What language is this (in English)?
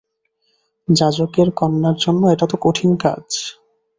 Bangla